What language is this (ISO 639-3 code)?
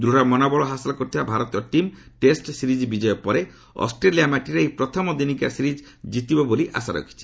ori